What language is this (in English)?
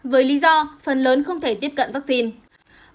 Vietnamese